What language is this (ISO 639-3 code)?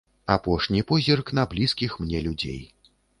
bel